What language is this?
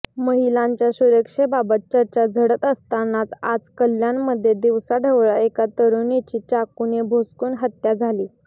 Marathi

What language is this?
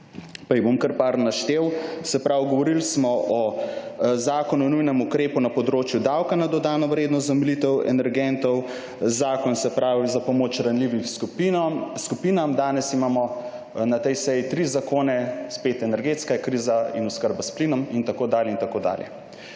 Slovenian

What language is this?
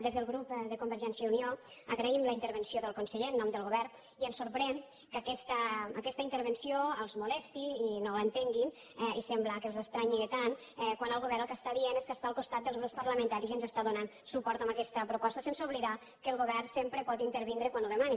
Catalan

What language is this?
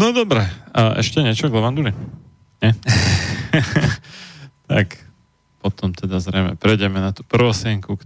Slovak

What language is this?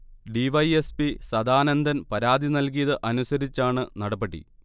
Malayalam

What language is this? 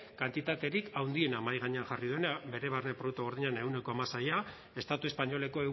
Basque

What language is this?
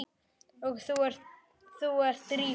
Icelandic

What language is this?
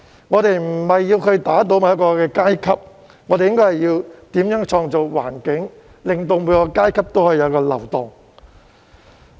Cantonese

